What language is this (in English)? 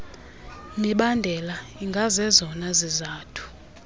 Xhosa